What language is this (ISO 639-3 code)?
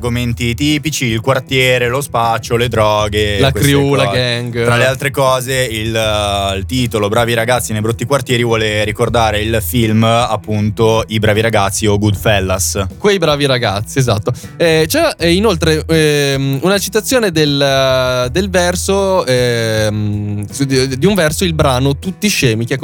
ita